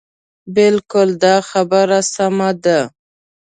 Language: Pashto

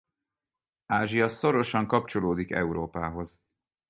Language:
Hungarian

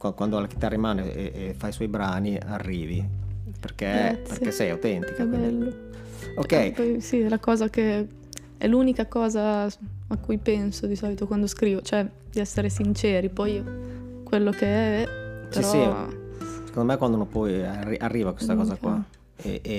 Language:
Italian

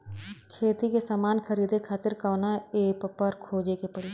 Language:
Bhojpuri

